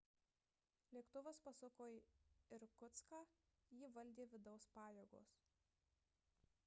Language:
Lithuanian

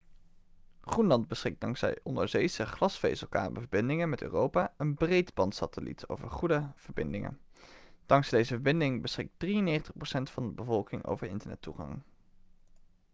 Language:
Dutch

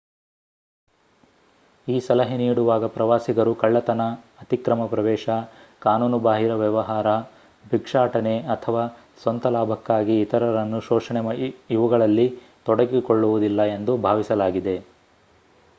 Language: Kannada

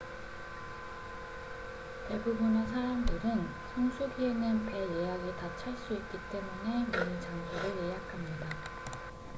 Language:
Korean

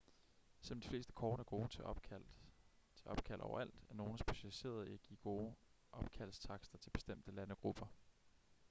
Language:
Danish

